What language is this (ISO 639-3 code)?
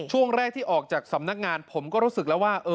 tha